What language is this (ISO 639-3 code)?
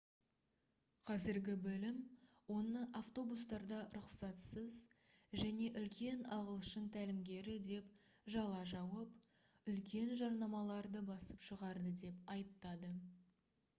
kaz